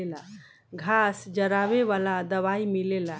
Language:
Bhojpuri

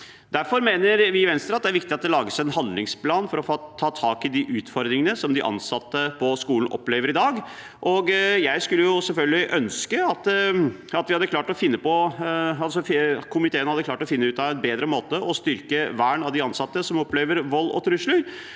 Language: Norwegian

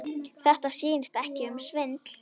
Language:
Icelandic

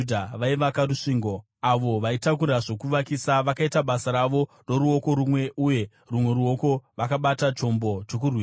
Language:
Shona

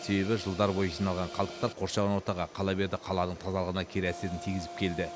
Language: Kazakh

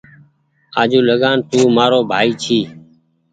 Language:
Goaria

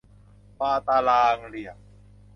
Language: Thai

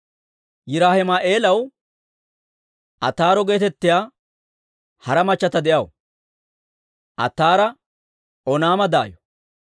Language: Dawro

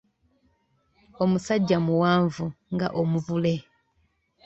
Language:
Ganda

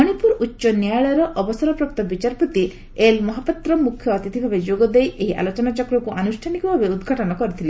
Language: Odia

